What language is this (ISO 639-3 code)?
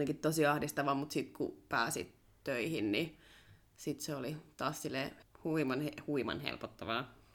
fin